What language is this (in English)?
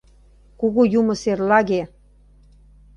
Mari